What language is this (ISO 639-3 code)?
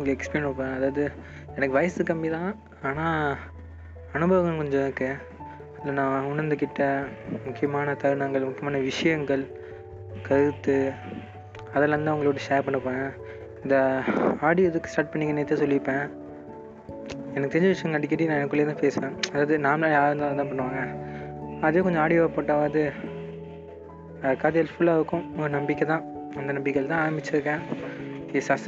tam